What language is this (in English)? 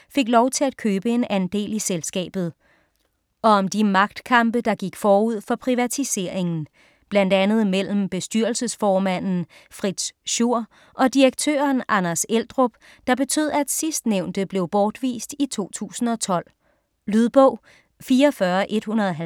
Danish